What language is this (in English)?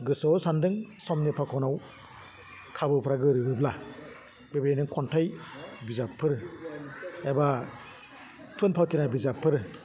Bodo